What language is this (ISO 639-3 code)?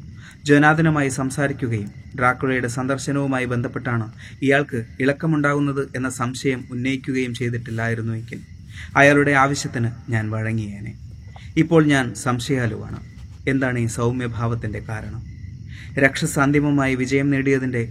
mal